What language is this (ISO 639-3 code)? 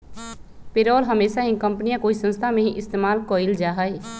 mag